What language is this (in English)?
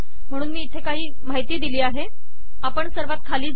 Marathi